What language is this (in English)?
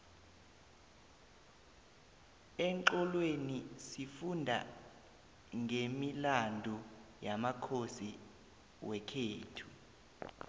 South Ndebele